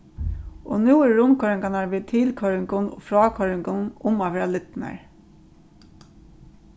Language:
Faroese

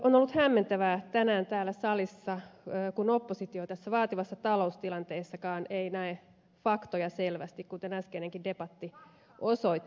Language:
Finnish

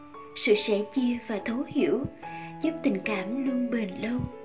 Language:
Vietnamese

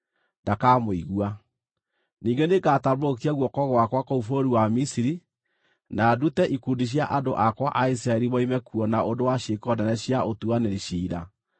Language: Kikuyu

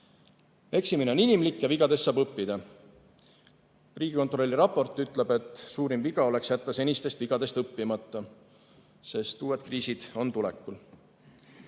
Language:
Estonian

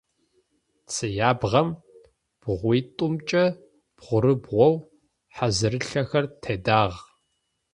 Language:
Adyghe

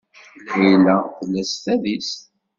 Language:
Kabyle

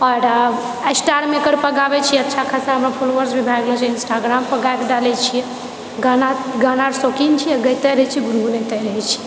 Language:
Maithili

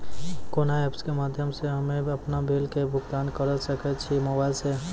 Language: Maithili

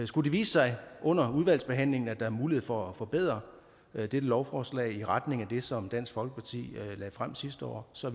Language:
Danish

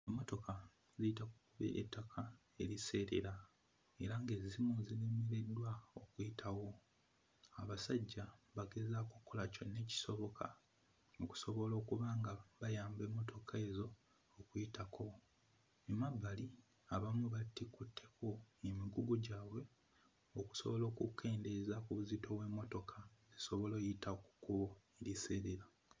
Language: Ganda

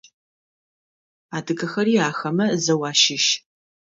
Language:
Adyghe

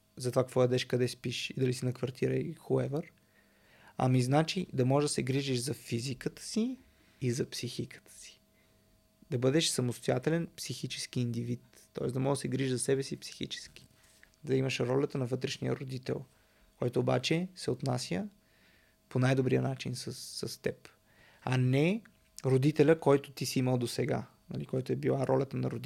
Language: Bulgarian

